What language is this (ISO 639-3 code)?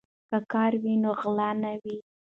pus